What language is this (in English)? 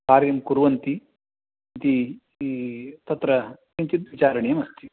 Sanskrit